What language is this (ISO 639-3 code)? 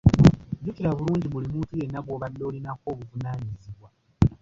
lug